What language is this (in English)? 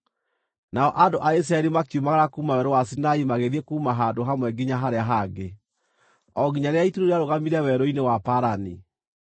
Kikuyu